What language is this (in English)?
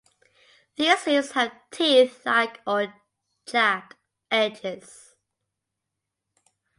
English